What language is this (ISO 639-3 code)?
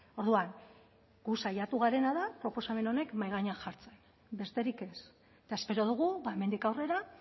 eus